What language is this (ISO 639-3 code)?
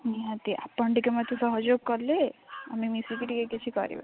ori